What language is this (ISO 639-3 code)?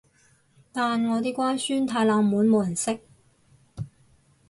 yue